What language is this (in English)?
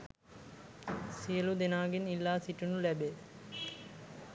Sinhala